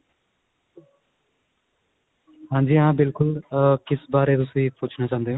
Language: Punjabi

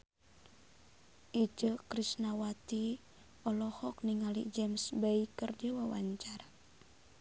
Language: Sundanese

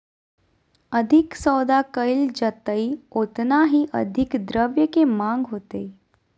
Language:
Magahi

